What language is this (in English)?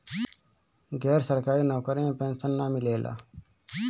Bhojpuri